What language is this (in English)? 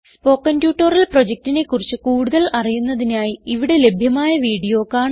Malayalam